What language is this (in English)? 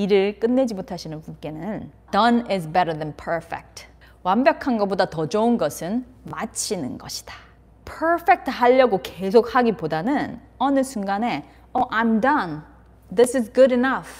Korean